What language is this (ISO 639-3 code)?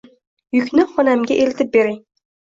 uzb